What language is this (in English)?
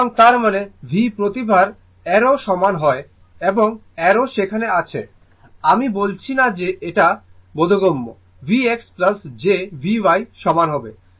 Bangla